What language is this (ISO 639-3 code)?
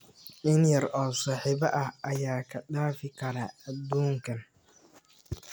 som